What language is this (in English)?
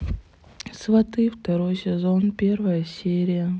Russian